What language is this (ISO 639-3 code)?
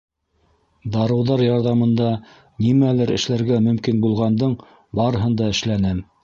bak